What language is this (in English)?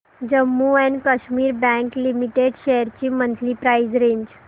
Marathi